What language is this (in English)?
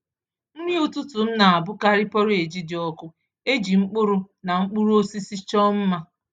Igbo